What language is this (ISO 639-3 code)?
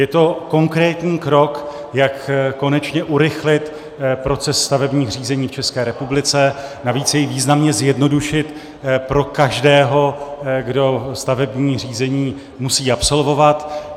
ces